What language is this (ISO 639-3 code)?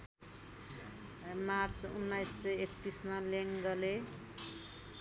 nep